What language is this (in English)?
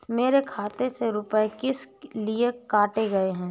Hindi